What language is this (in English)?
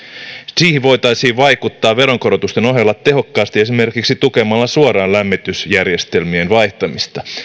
Finnish